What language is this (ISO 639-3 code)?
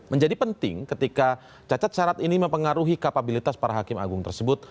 ind